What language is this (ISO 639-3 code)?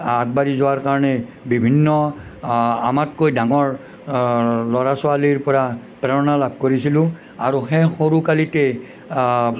asm